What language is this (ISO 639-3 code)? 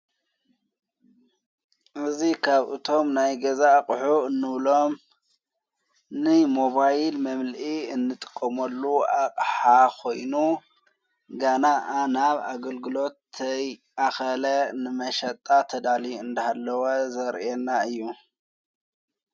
tir